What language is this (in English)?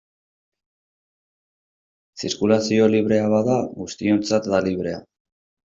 Basque